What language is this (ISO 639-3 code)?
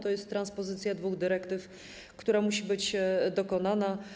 pol